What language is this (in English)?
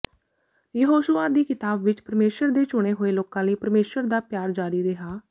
Punjabi